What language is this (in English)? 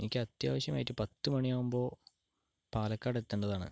Malayalam